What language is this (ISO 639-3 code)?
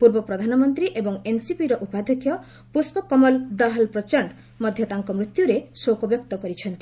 ori